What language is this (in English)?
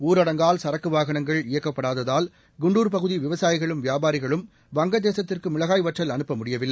Tamil